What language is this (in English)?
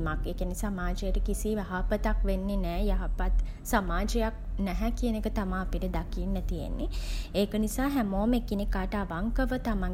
Sinhala